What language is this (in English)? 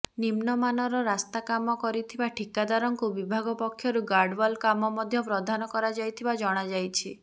Odia